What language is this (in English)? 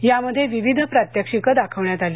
Marathi